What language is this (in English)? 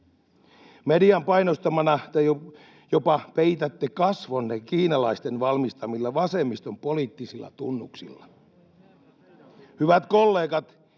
Finnish